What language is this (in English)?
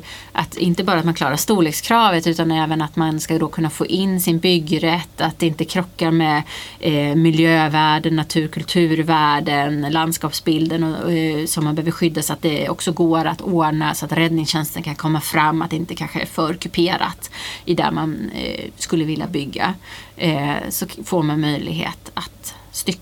Swedish